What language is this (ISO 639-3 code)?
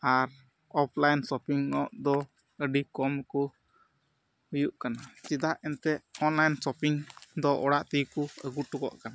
sat